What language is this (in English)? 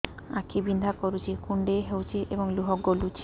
Odia